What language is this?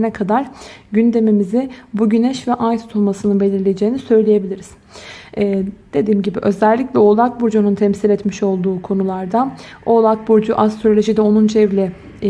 Turkish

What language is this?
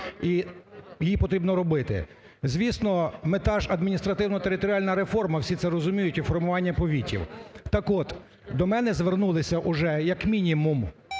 Ukrainian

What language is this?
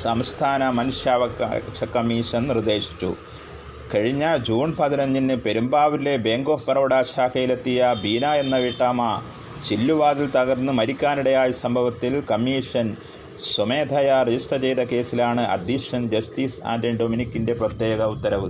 Malayalam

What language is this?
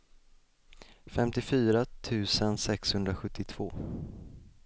Swedish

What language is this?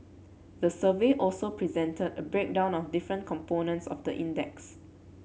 English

